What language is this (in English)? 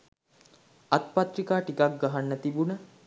Sinhala